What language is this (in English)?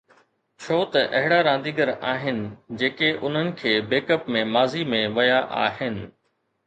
Sindhi